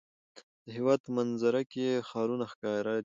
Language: Pashto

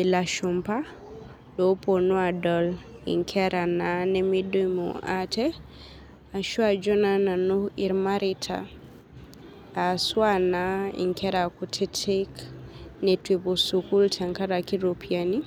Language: Masai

